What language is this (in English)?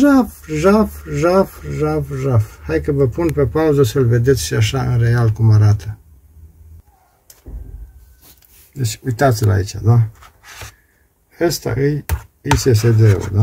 Romanian